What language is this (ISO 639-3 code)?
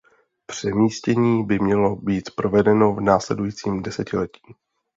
ces